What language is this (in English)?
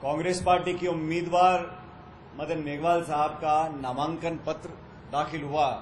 Hindi